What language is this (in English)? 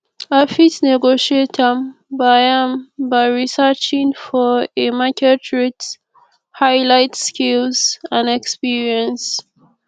Nigerian Pidgin